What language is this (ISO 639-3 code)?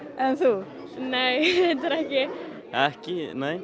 isl